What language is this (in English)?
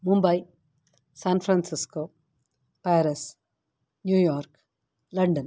Sanskrit